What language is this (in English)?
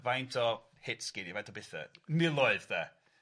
Welsh